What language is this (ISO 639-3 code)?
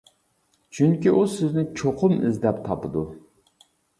uig